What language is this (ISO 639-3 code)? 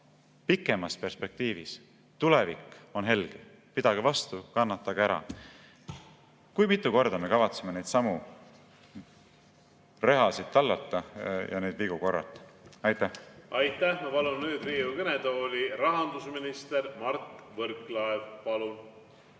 est